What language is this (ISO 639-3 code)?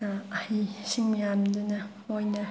mni